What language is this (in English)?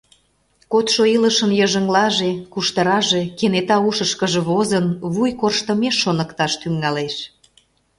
Mari